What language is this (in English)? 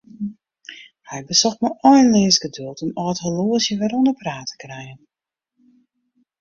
Western Frisian